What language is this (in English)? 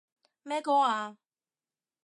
Cantonese